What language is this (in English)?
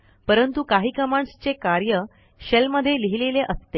Marathi